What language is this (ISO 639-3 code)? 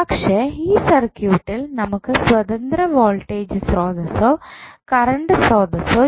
mal